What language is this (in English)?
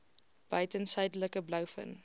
Afrikaans